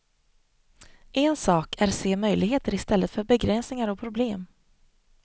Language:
Swedish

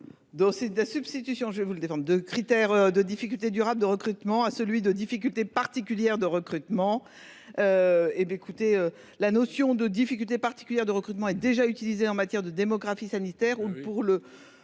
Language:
French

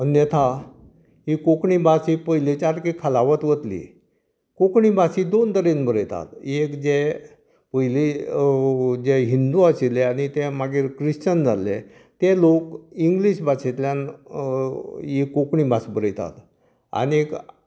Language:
Konkani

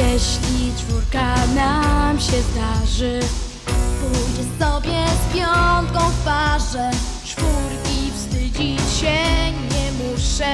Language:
Polish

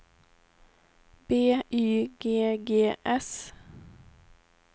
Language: Swedish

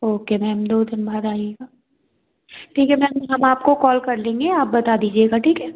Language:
Hindi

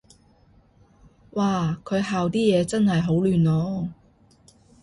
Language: Cantonese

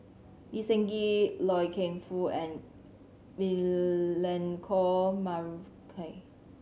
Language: English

